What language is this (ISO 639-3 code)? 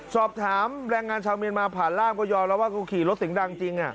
tha